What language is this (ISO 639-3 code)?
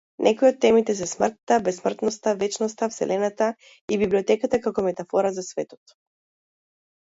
mkd